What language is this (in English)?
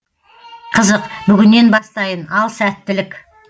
Kazakh